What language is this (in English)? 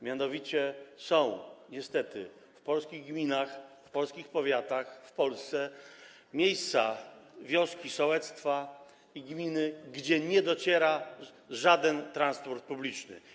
Polish